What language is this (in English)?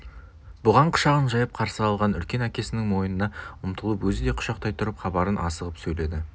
Kazakh